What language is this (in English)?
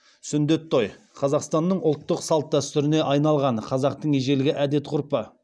Kazakh